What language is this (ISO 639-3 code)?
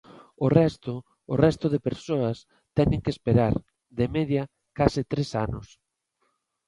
glg